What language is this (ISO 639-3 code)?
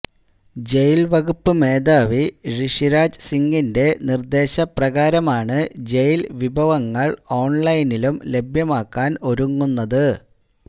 mal